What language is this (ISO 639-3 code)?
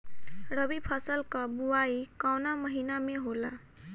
bho